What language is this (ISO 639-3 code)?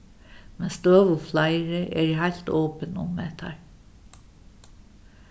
fao